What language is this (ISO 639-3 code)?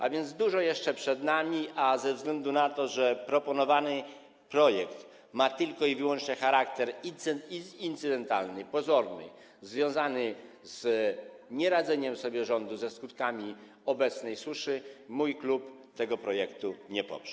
pol